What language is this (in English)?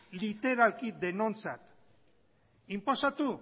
Basque